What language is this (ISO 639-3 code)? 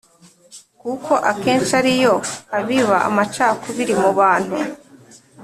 kin